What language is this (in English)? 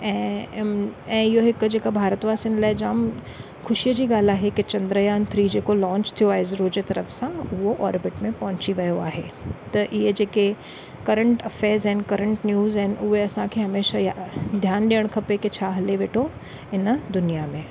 Sindhi